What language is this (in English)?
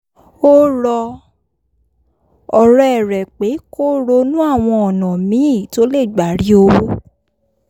Yoruba